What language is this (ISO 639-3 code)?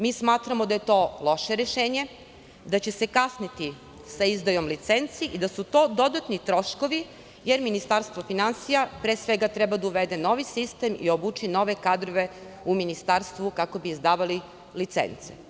srp